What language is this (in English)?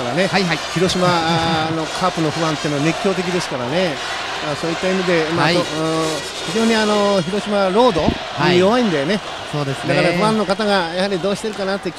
Japanese